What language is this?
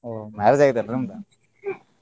Kannada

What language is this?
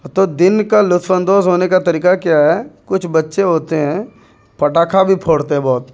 Urdu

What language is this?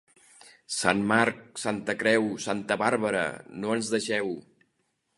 Catalan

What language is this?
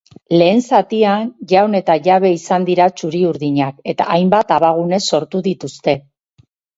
Basque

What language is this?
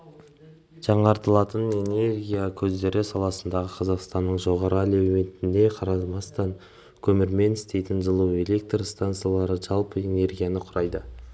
Kazakh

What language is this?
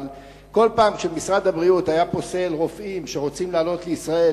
Hebrew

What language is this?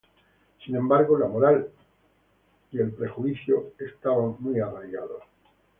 Spanish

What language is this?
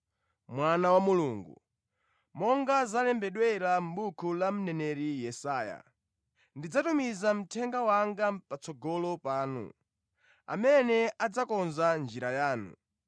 Nyanja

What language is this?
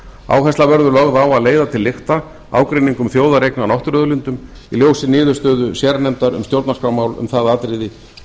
Icelandic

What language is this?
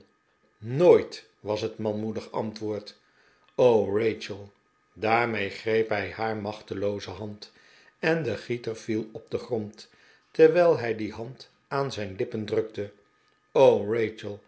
Dutch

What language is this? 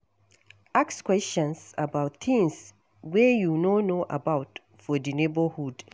Nigerian Pidgin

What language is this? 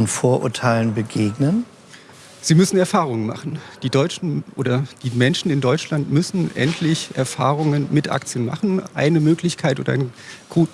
German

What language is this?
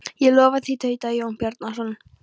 Icelandic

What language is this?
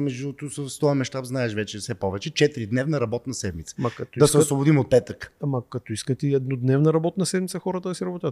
Bulgarian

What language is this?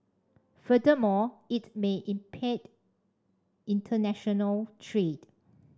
English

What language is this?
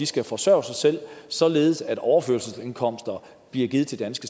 Danish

